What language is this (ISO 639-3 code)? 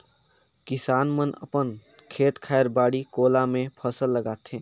hne